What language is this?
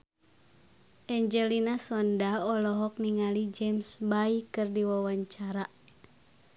Sundanese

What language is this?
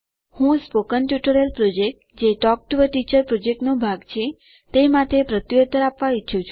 Gujarati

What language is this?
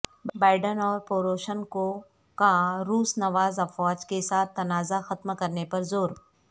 Urdu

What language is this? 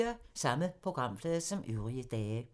Danish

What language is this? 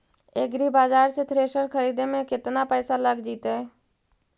Magahi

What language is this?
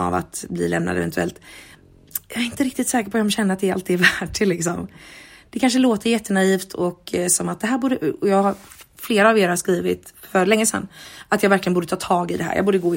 Swedish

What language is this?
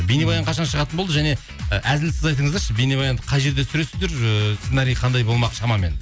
Kazakh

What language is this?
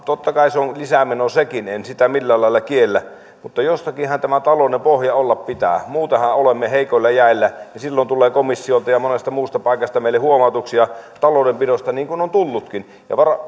Finnish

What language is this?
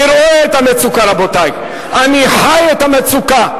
Hebrew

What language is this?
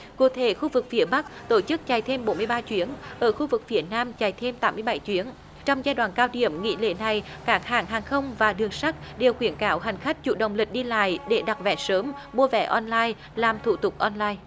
Vietnamese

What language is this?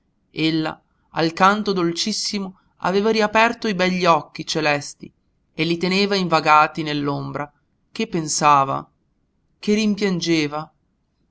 Italian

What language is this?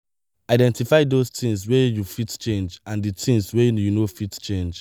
Nigerian Pidgin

